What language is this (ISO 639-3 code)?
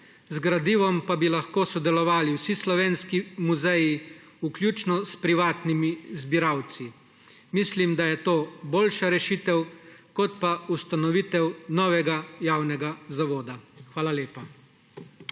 slv